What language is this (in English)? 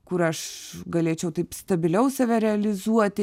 Lithuanian